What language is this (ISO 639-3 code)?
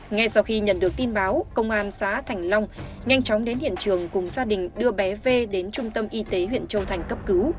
vie